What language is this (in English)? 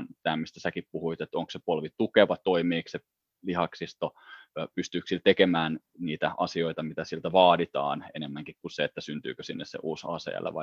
Finnish